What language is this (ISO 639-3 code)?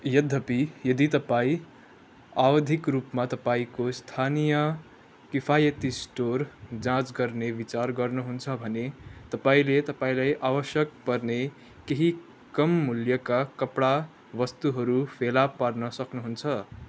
nep